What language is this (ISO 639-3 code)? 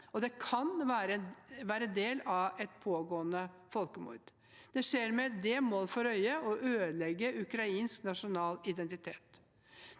nor